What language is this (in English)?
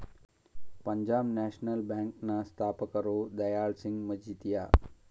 Kannada